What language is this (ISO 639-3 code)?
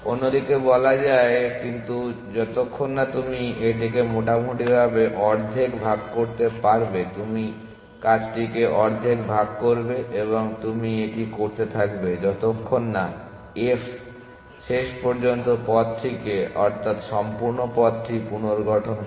ben